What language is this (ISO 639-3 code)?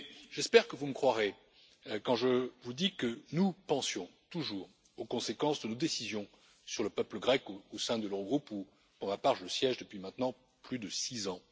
fra